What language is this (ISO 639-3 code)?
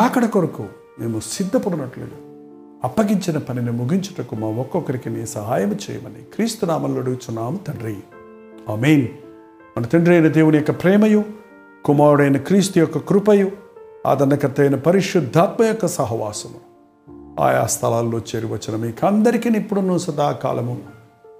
tel